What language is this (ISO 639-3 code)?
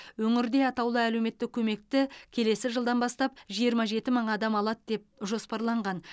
kaz